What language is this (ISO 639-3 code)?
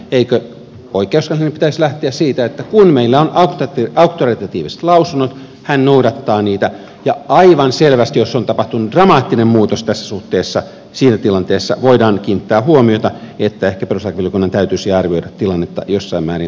fin